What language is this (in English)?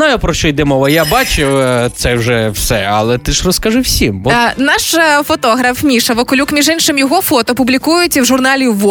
Ukrainian